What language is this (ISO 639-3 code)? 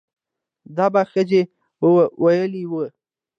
pus